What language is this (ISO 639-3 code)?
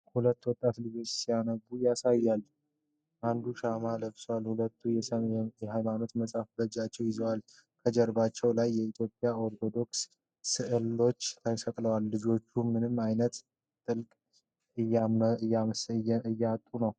amh